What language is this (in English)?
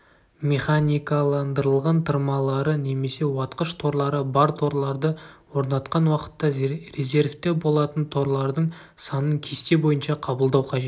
Kazakh